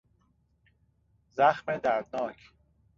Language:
Persian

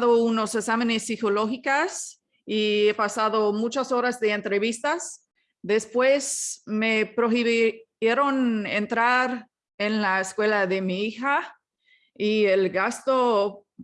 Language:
Spanish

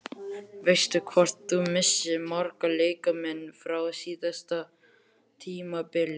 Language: Icelandic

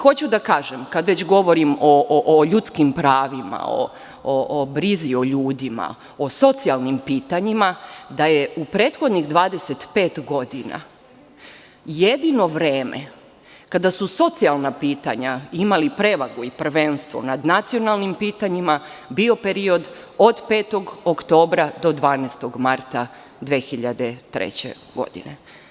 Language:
Serbian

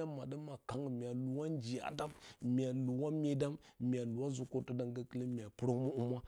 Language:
Bacama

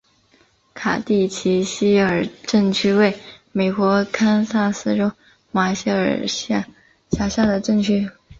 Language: Chinese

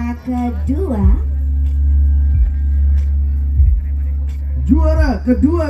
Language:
Indonesian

